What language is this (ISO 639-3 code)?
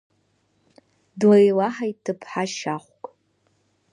abk